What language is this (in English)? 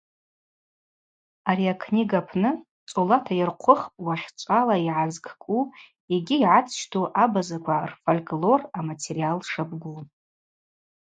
Abaza